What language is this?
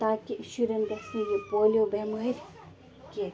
Kashmiri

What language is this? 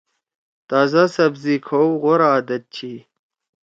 Torwali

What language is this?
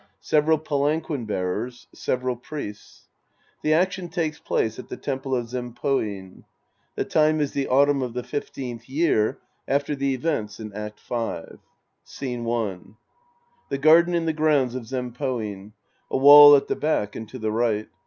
English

